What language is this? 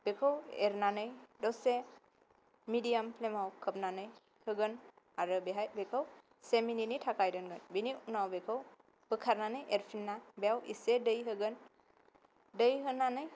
Bodo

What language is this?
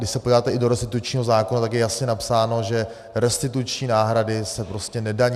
Czech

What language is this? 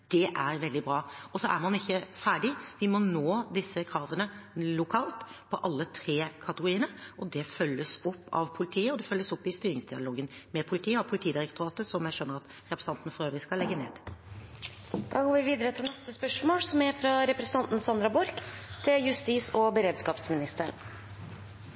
Norwegian Bokmål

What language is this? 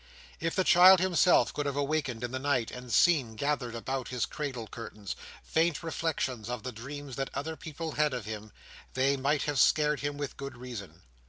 English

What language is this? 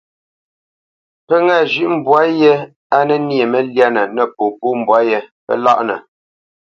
Bamenyam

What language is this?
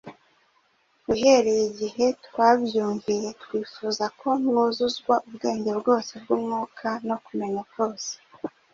Kinyarwanda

